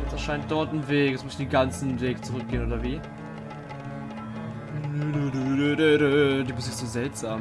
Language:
German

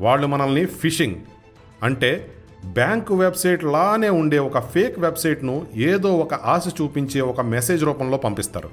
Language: Telugu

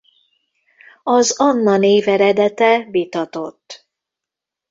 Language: Hungarian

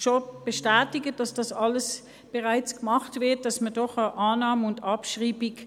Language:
Swiss German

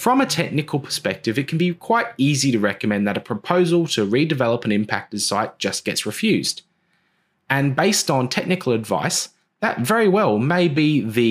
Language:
English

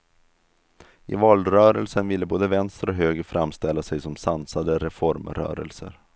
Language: Swedish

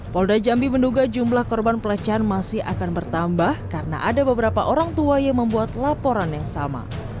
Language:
Indonesian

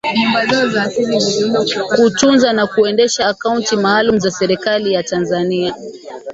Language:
Swahili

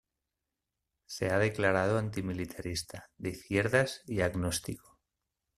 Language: Spanish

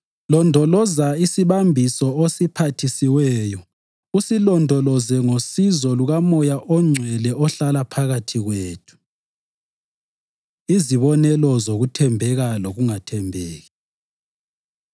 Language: North Ndebele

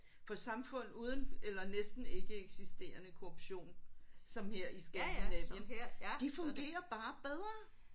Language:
Danish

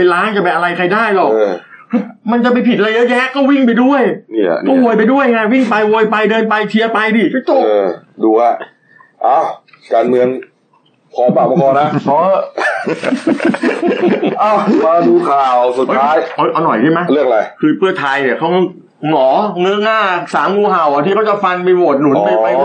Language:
Thai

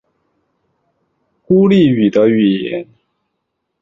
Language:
Chinese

